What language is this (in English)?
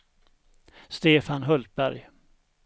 Swedish